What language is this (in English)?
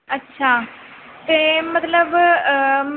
Punjabi